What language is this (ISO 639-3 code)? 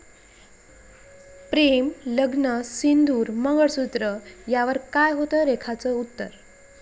mar